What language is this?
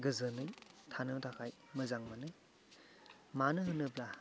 Bodo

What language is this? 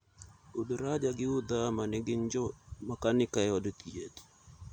Luo (Kenya and Tanzania)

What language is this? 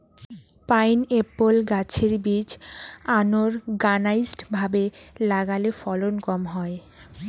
Bangla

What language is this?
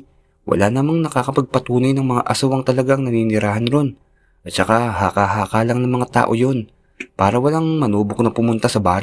Filipino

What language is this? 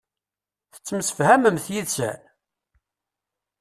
Kabyle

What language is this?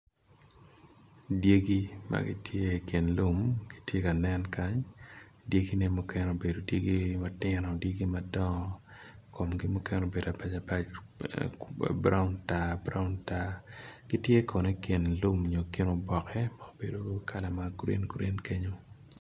Acoli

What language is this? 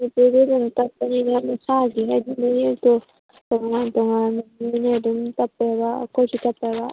Manipuri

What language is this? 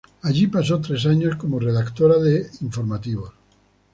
Spanish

